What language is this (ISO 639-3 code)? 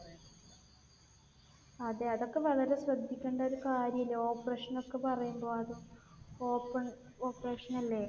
mal